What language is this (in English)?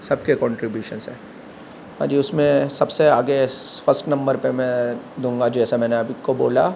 Urdu